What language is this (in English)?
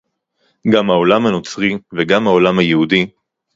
Hebrew